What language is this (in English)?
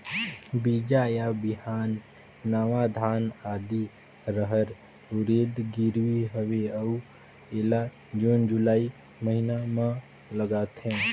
Chhattisgarhi